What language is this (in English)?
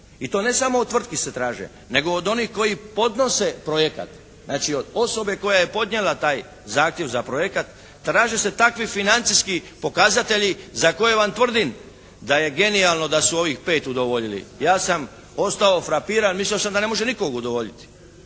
Croatian